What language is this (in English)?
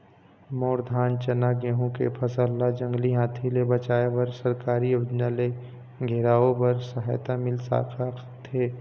Chhattisgarhi